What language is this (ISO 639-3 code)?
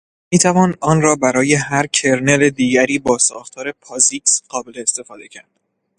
fas